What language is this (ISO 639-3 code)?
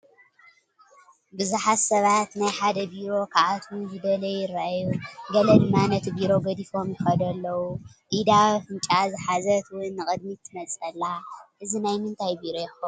tir